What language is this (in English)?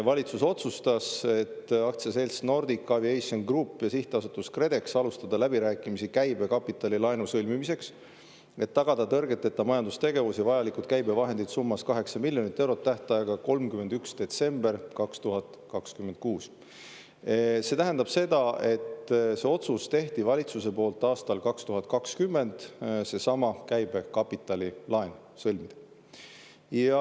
Estonian